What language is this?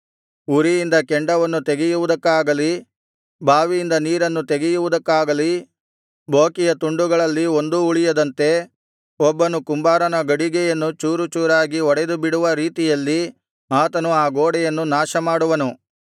Kannada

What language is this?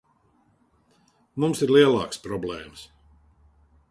Latvian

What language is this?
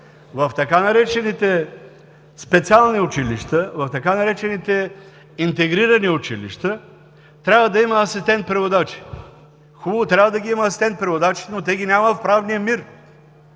Bulgarian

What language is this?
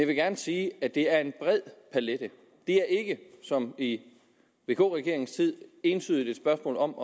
Danish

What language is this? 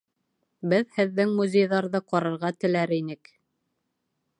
Bashkir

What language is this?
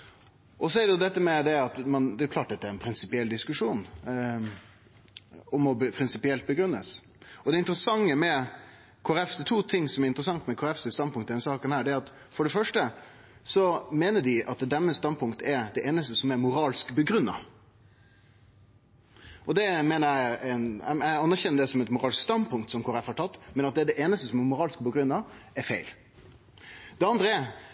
Norwegian Nynorsk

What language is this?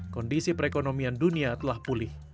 Indonesian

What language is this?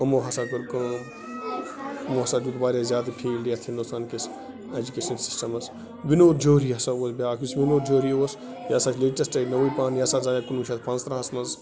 Kashmiri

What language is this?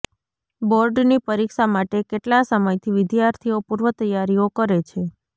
Gujarati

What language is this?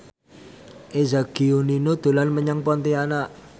Javanese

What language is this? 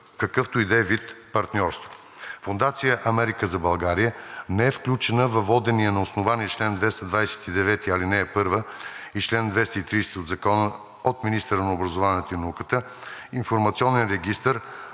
Bulgarian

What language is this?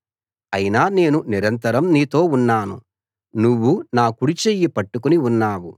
Telugu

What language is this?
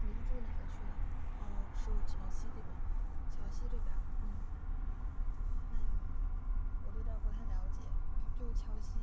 Chinese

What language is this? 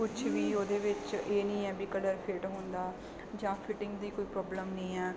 Punjabi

